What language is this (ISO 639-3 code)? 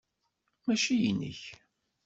kab